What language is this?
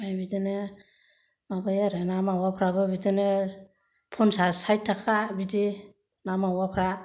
Bodo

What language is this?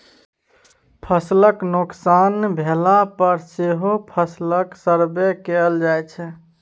Maithili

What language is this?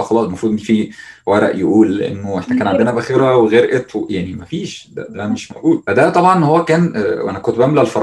Arabic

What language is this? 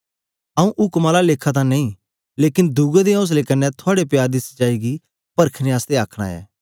Dogri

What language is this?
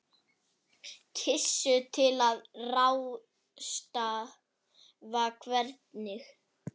Icelandic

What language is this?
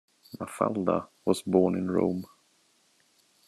English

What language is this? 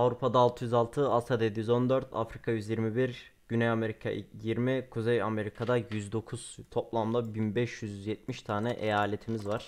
Turkish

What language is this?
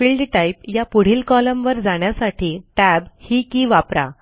Marathi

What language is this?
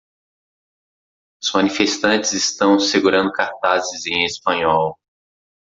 Portuguese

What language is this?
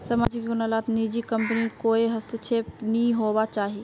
Magahi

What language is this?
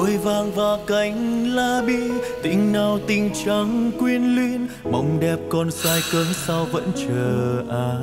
Vietnamese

